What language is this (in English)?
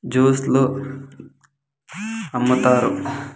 Telugu